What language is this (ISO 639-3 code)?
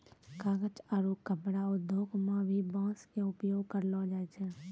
mai